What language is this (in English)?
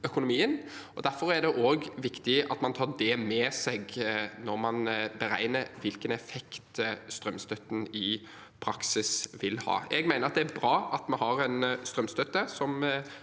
Norwegian